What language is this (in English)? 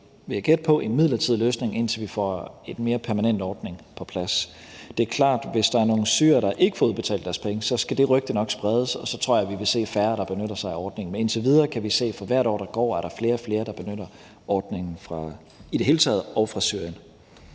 Danish